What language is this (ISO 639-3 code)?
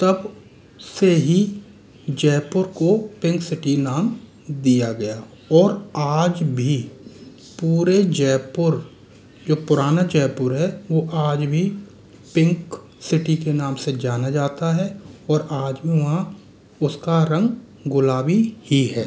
hin